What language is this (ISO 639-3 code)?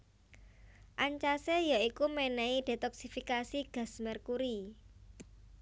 jav